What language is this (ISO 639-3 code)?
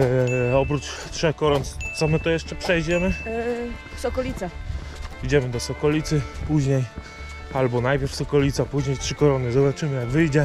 pol